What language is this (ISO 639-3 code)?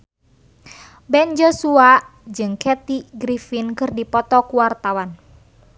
sun